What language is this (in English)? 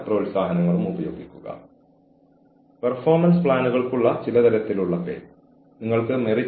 Malayalam